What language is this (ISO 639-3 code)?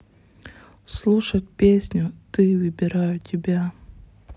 rus